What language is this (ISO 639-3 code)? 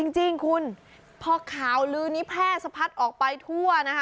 tha